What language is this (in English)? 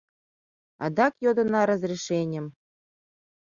Mari